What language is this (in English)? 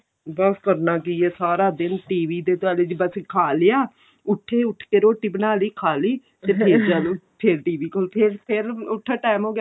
Punjabi